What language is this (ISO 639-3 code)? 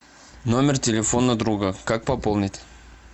rus